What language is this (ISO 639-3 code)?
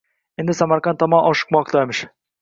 uzb